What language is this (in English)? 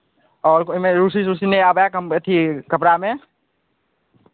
Maithili